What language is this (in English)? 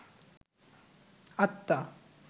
Bangla